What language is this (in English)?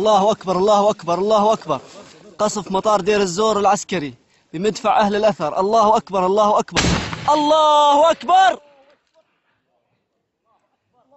Arabic